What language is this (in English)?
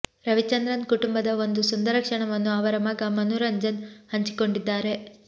Kannada